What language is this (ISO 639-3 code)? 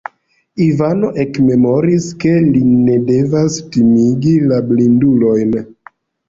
epo